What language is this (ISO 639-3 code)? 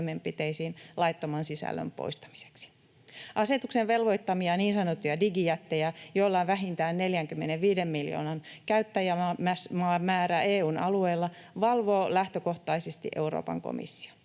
fin